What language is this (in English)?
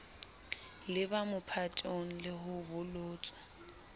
Southern Sotho